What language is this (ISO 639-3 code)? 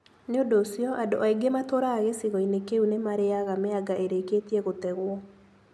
kik